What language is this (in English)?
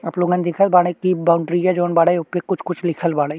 Bhojpuri